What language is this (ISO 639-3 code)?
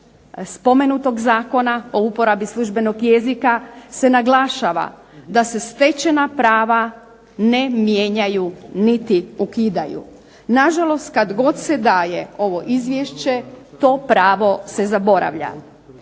hrv